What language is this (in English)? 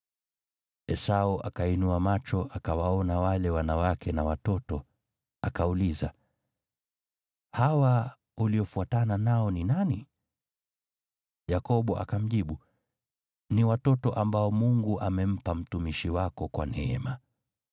Swahili